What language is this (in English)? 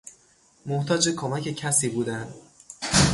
Persian